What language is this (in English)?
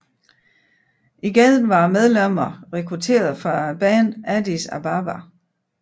Danish